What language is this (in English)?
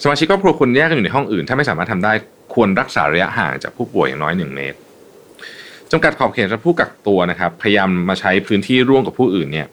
Thai